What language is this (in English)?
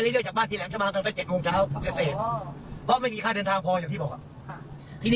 Thai